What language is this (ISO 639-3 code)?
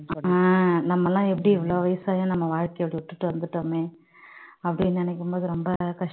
tam